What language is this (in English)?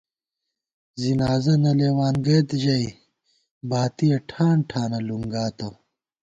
Gawar-Bati